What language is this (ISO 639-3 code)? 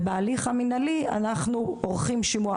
heb